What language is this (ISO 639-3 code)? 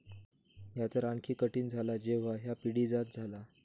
mar